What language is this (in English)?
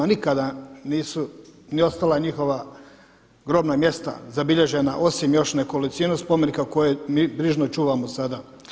Croatian